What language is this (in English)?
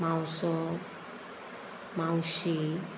Konkani